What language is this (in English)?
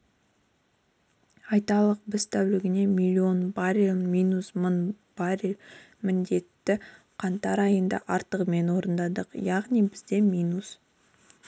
Kazakh